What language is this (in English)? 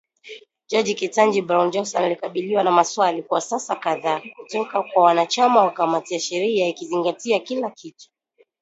Swahili